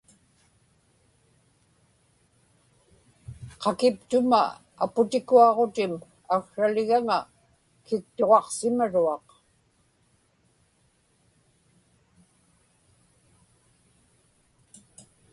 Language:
Inupiaq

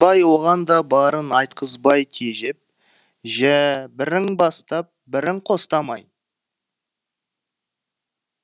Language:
Kazakh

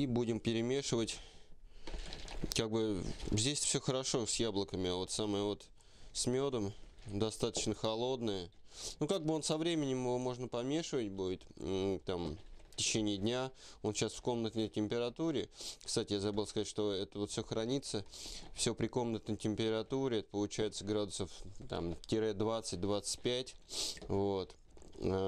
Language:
Russian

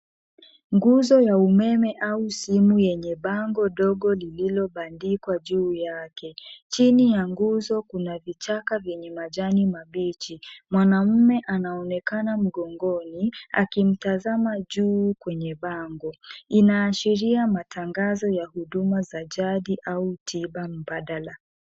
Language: Swahili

